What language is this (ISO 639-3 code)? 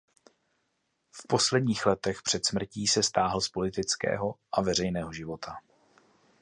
ces